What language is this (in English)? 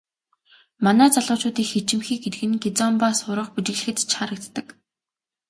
Mongolian